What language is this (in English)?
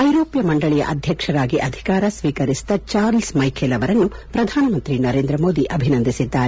Kannada